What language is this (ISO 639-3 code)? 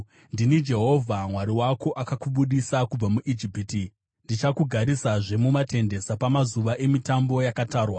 sna